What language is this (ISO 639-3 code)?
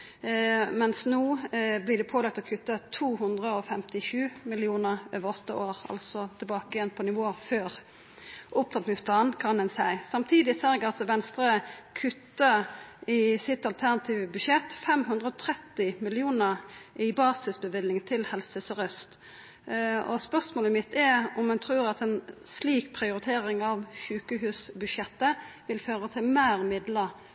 nno